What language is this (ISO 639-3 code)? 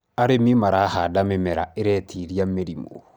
kik